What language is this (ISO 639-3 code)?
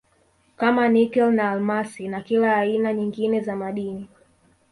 swa